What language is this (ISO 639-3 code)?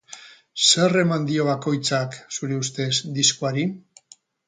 eus